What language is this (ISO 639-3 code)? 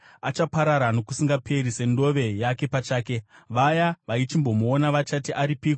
sna